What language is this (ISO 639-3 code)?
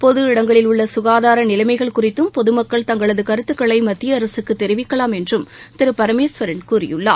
tam